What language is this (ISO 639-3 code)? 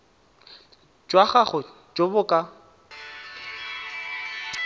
tsn